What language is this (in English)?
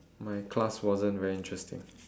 English